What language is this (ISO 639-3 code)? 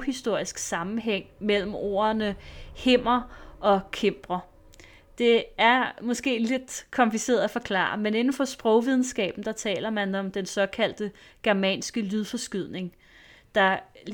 dan